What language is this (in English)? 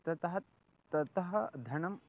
Sanskrit